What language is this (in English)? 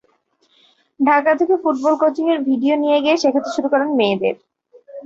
Bangla